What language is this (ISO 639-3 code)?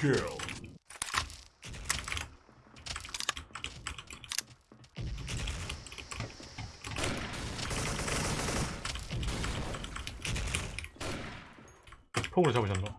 kor